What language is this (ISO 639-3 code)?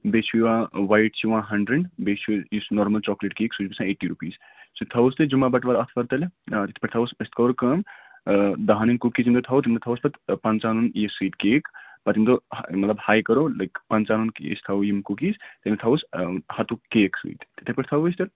kas